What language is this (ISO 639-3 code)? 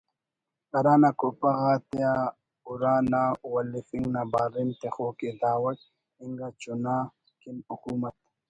brh